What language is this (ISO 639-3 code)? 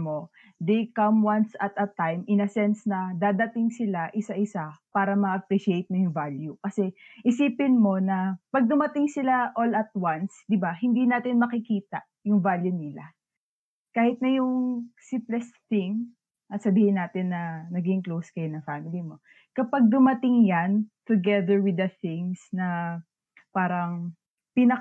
fil